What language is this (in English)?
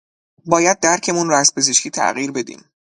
Persian